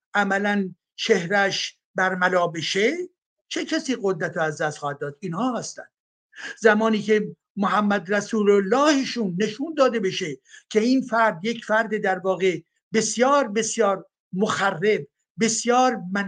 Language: Persian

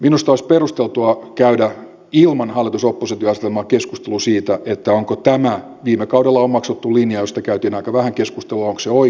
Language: Finnish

